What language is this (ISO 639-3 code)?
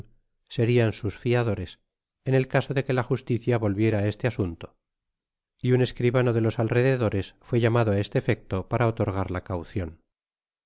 spa